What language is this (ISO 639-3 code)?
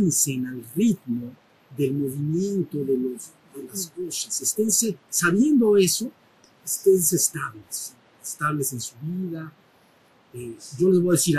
spa